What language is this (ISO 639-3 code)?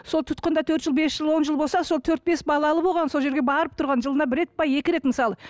kaz